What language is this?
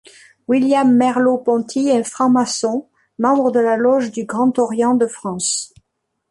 French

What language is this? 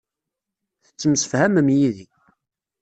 Kabyle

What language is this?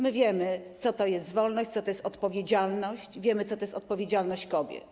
Polish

